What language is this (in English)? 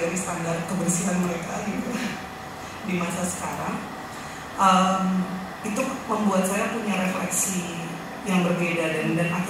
Indonesian